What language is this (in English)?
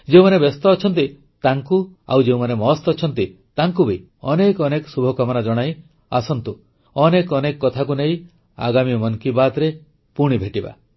Odia